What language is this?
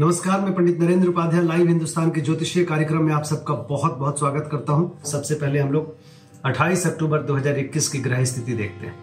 Hindi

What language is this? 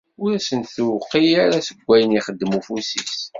Kabyle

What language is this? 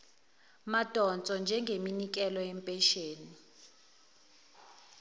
Zulu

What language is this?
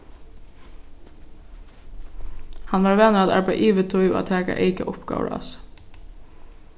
Faroese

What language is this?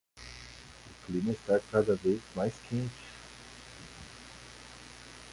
Portuguese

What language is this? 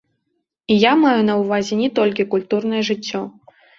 Belarusian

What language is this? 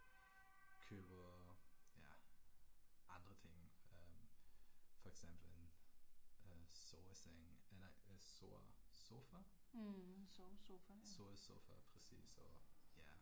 Danish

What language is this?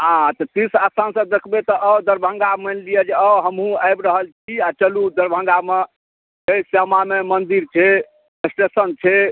Maithili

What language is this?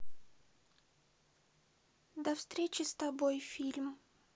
Russian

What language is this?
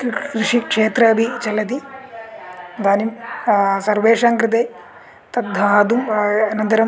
Sanskrit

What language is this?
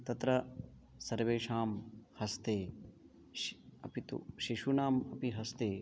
Sanskrit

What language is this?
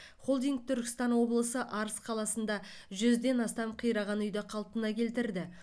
Kazakh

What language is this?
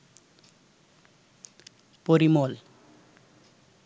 Bangla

